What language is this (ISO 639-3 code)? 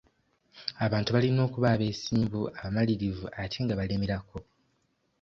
lug